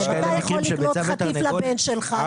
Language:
Hebrew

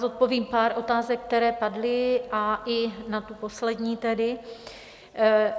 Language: Czech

